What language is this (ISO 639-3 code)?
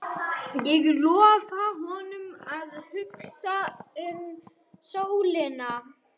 isl